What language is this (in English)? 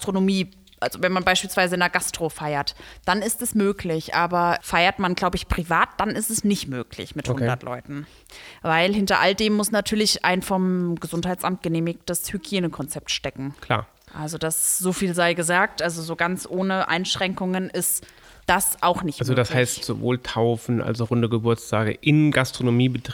German